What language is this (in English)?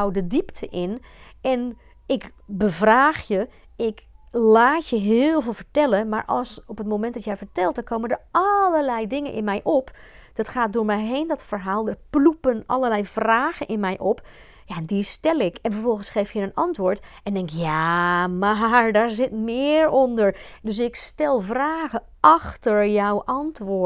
Dutch